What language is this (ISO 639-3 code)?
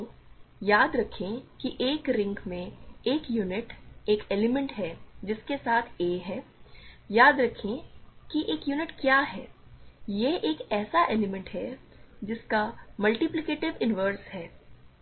hin